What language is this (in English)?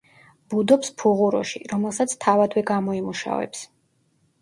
Georgian